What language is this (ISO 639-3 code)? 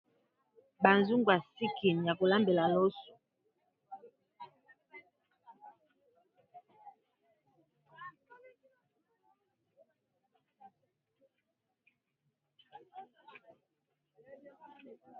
lin